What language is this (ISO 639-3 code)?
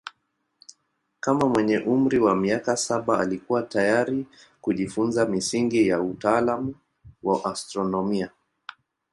swa